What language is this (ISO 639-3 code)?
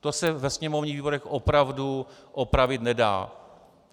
ces